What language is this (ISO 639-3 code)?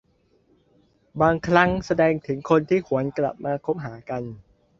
tha